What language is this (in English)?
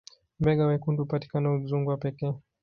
Swahili